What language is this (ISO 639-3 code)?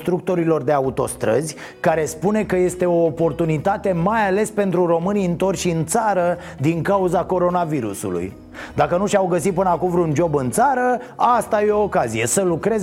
ron